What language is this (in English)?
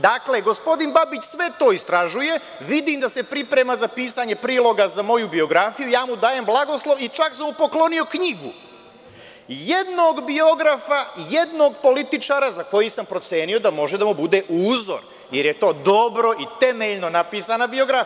Serbian